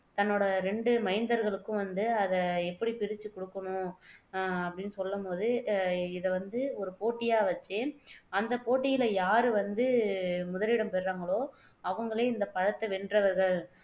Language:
Tamil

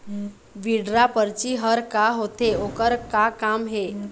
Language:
Chhattisgarhi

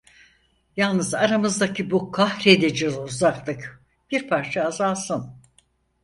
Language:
Turkish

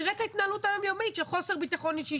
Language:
Hebrew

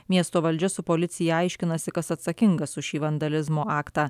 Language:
Lithuanian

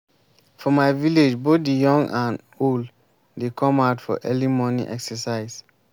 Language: Nigerian Pidgin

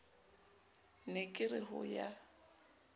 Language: Southern Sotho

